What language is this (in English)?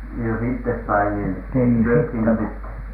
Finnish